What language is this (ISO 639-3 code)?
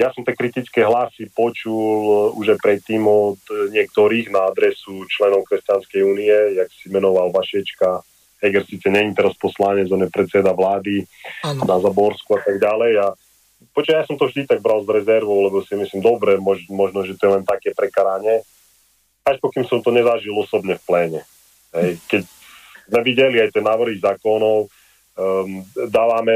slk